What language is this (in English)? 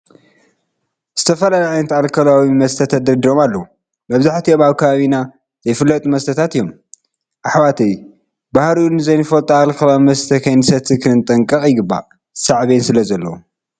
Tigrinya